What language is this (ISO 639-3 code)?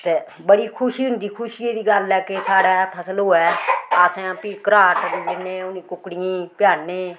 doi